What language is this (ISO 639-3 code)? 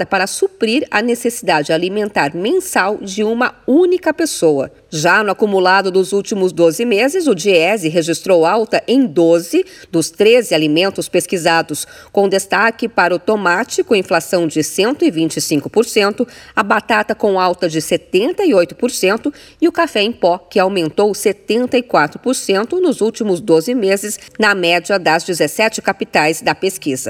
por